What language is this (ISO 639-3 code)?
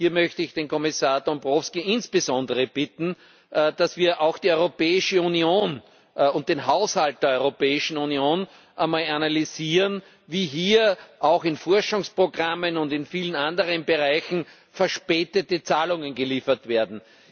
deu